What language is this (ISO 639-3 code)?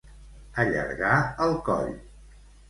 cat